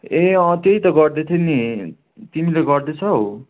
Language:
Nepali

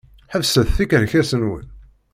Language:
Kabyle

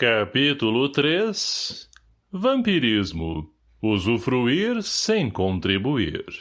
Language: Portuguese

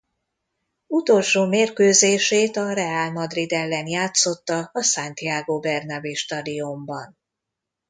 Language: Hungarian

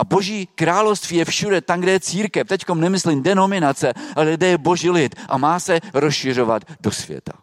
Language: Czech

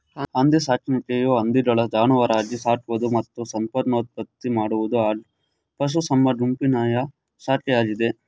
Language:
Kannada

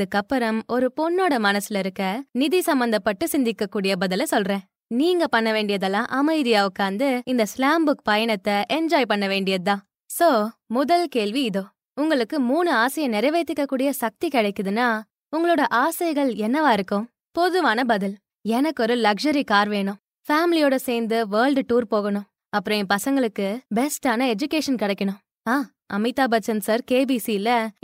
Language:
Tamil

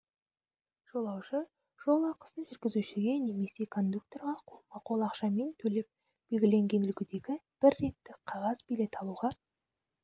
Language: Kazakh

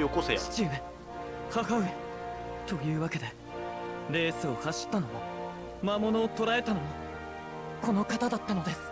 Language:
Japanese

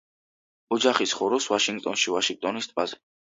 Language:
Georgian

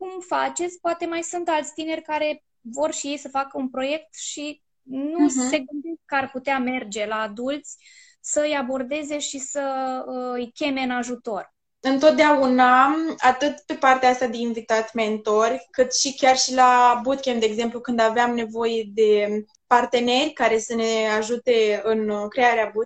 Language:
Romanian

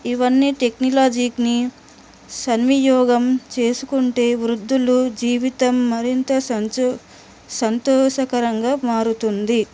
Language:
Telugu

